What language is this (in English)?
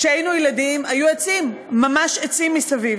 Hebrew